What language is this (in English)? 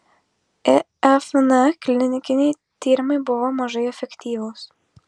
Lithuanian